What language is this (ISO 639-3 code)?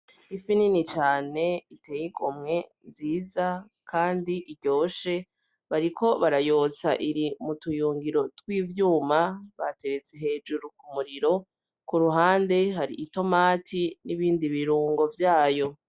run